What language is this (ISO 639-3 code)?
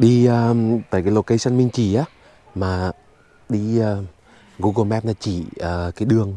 vie